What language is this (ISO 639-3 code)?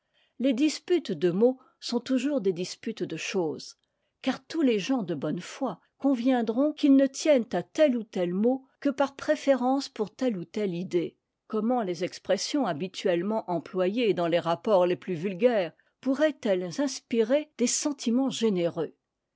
fra